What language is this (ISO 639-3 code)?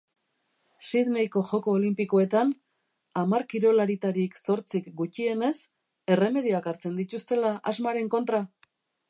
eus